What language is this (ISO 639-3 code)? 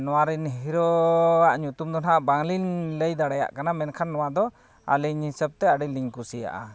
sat